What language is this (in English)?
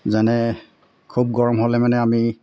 Assamese